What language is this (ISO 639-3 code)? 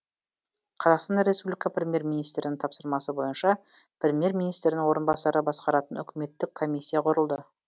kaz